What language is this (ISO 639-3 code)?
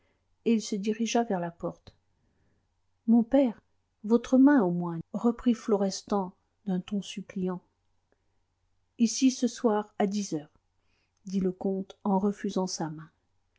fra